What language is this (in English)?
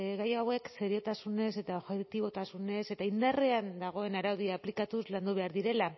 Basque